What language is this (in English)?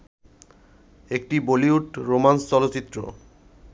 Bangla